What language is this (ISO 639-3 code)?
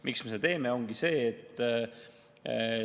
est